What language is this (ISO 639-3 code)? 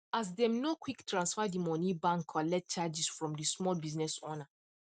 pcm